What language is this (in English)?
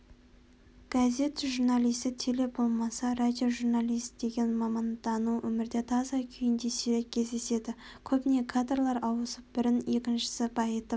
Kazakh